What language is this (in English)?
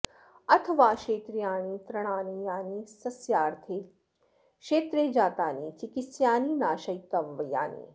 Sanskrit